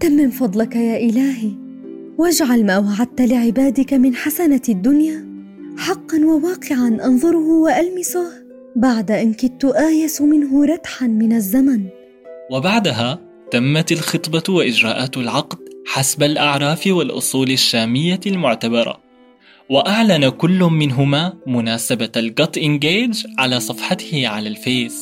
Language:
Arabic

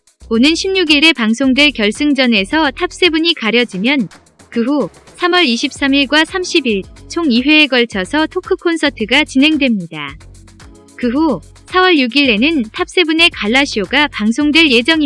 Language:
Korean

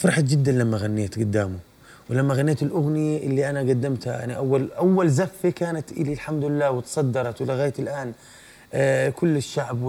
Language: Arabic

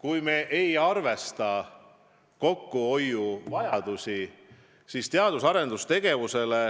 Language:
Estonian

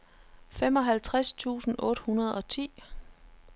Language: Danish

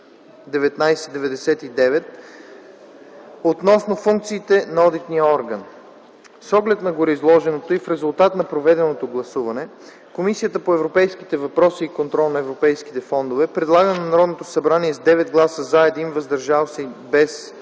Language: Bulgarian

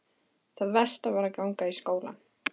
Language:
Icelandic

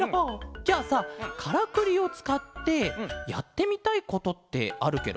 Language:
Japanese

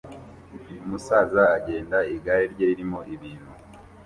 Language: Kinyarwanda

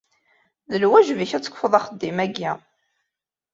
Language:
Kabyle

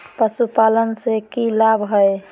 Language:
Magahi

